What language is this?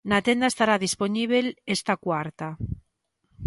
Galician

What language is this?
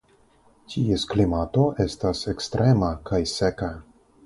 Esperanto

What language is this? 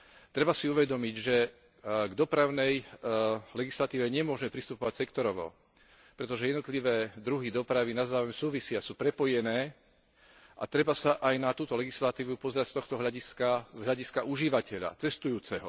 Slovak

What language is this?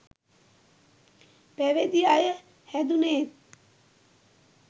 Sinhala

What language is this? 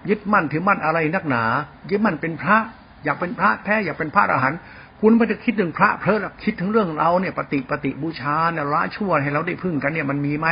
Thai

